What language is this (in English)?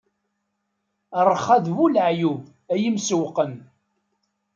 Kabyle